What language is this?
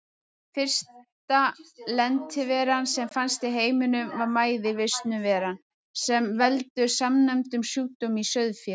Icelandic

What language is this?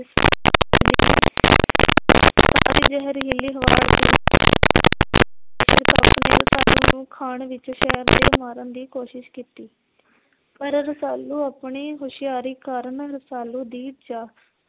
Punjabi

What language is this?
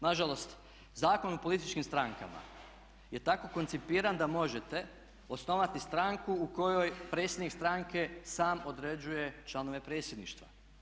Croatian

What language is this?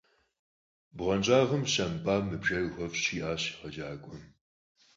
Kabardian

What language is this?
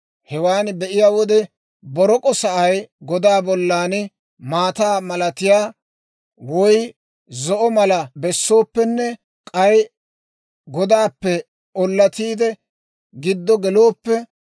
Dawro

